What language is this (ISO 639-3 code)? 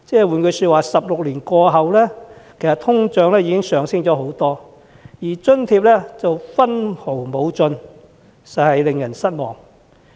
yue